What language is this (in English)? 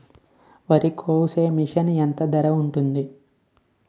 Telugu